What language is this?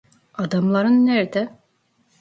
Turkish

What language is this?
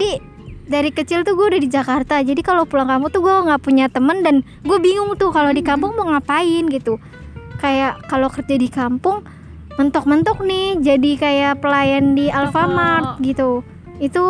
Indonesian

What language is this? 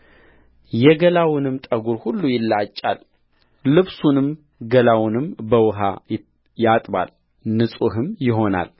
Amharic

